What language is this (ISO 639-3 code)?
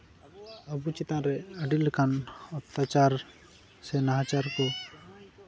sat